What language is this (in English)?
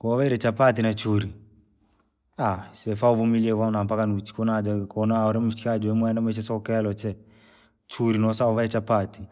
Langi